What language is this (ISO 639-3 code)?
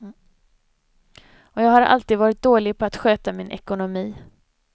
swe